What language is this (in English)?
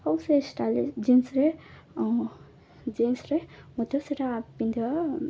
Odia